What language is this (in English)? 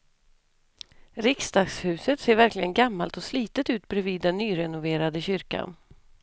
Swedish